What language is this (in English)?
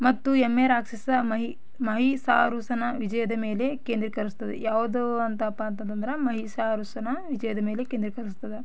Kannada